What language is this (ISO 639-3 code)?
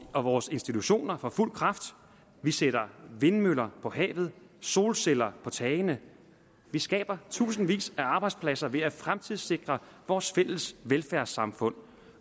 dan